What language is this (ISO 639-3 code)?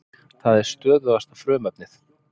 isl